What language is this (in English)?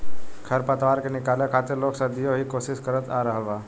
Bhojpuri